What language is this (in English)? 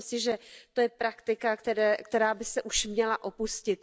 Czech